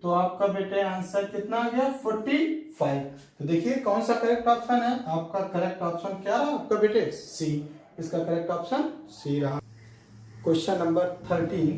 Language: Hindi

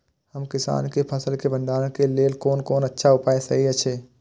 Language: Maithili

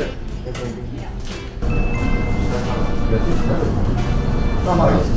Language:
Japanese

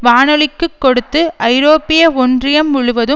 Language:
Tamil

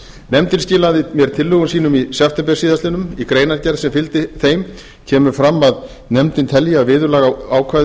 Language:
Icelandic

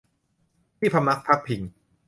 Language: Thai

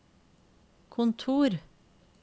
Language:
Norwegian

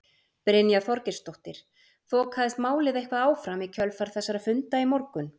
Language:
Icelandic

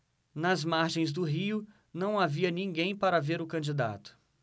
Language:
Portuguese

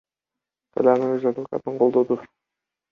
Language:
Kyrgyz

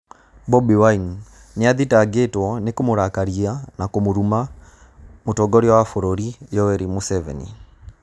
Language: Kikuyu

